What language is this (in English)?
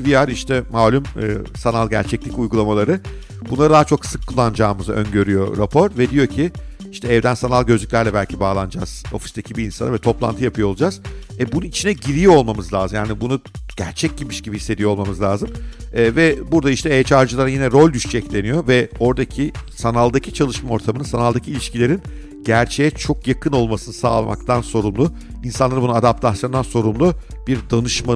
Turkish